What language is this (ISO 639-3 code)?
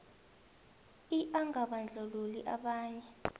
nbl